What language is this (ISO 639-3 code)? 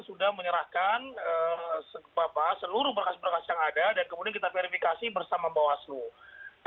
ind